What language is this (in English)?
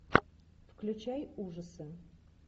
Russian